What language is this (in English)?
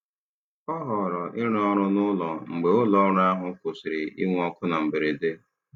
Igbo